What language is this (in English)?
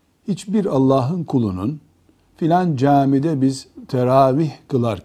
Turkish